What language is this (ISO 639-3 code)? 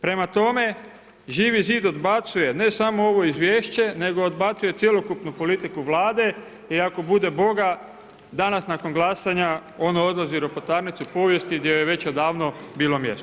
hrv